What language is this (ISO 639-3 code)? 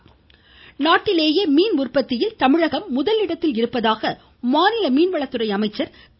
tam